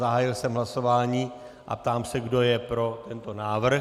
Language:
Czech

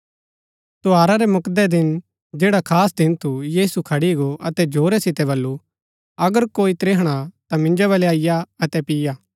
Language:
Gaddi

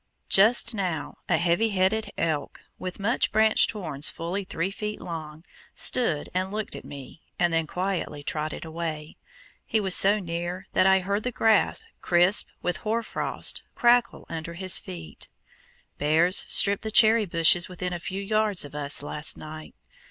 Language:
English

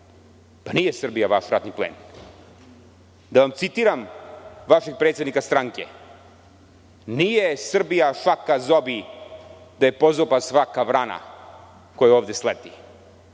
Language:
Serbian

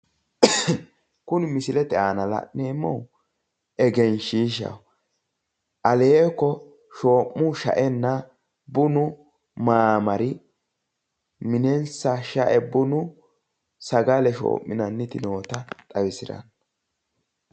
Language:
Sidamo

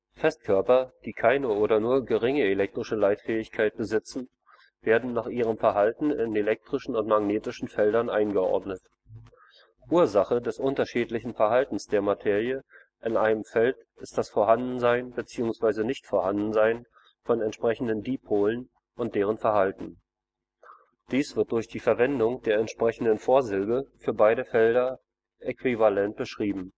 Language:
German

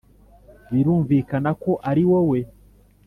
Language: Kinyarwanda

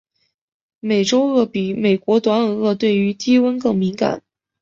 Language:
Chinese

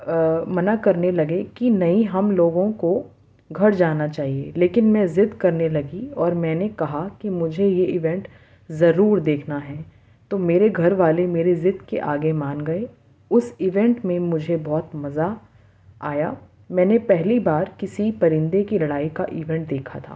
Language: Urdu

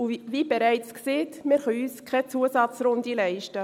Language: Swiss German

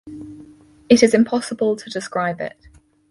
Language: English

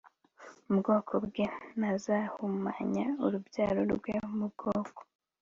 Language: Kinyarwanda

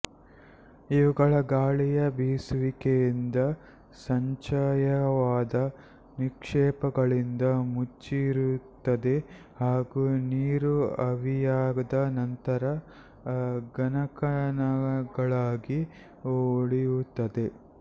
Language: Kannada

